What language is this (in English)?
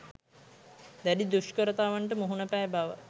Sinhala